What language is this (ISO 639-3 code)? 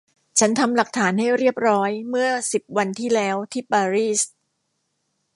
tha